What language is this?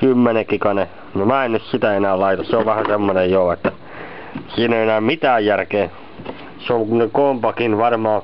Finnish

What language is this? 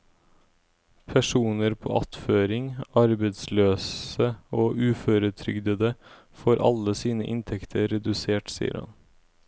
Norwegian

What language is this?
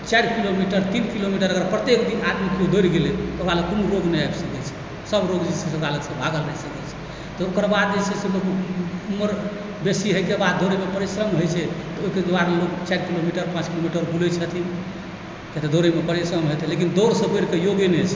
Maithili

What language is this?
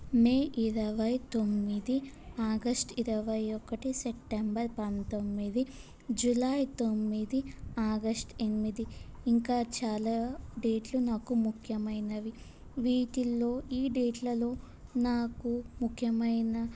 Telugu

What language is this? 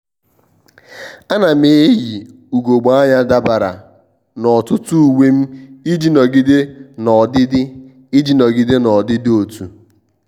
Igbo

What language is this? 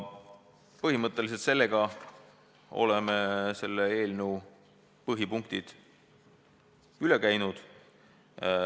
Estonian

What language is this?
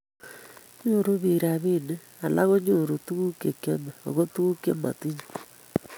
Kalenjin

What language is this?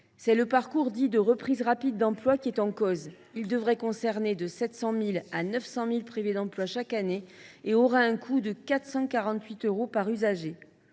French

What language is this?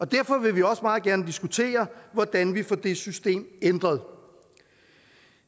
Danish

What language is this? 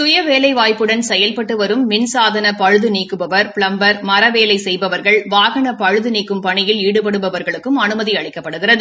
Tamil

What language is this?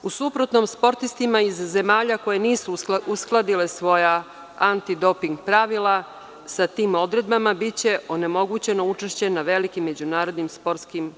Serbian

